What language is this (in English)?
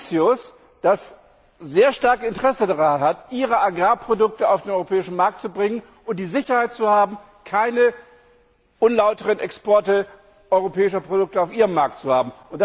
German